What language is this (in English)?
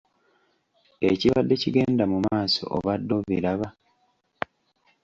Ganda